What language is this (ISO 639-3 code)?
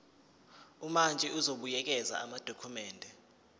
zul